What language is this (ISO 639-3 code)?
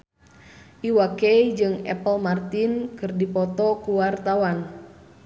sun